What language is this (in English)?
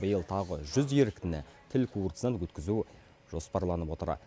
Kazakh